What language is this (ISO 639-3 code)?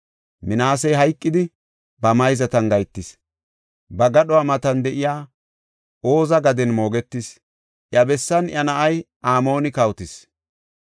gof